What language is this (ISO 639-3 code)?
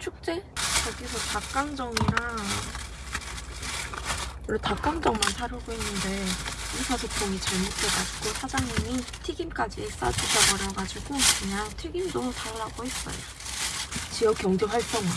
kor